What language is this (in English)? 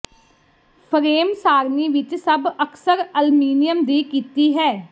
Punjabi